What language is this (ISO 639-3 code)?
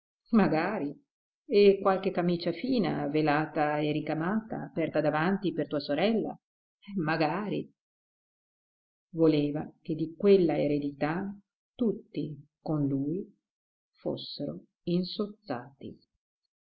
ita